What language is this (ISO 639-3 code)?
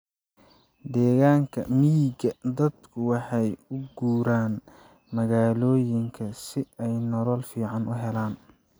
som